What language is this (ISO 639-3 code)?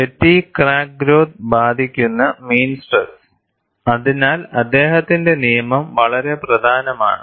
mal